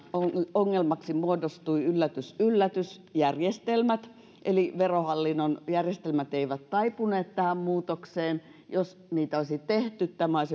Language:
Finnish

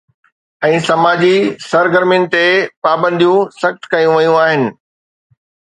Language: Sindhi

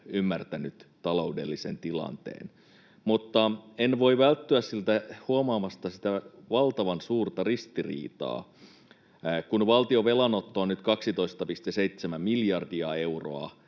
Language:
Finnish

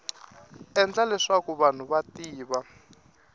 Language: Tsonga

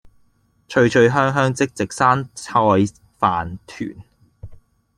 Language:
Cantonese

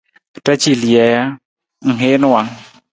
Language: Nawdm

